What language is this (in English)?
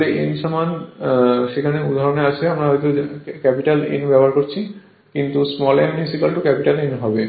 Bangla